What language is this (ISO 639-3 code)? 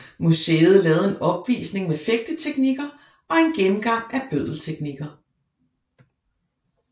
dan